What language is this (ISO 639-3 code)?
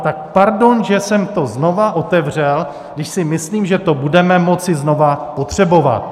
ces